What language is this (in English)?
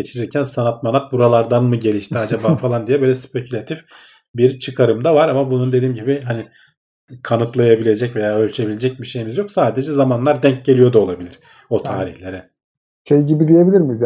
Turkish